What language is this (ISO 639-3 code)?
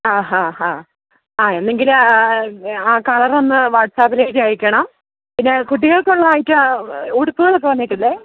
mal